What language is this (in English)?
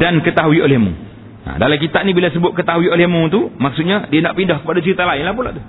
Malay